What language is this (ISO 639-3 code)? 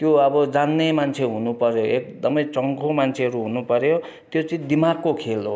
nep